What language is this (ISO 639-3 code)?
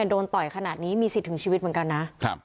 tha